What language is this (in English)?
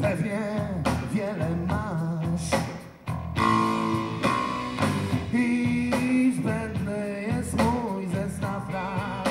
Polish